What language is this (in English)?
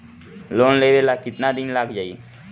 Bhojpuri